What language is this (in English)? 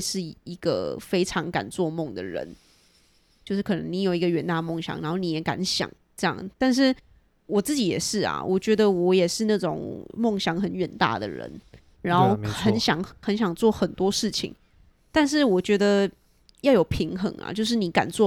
Chinese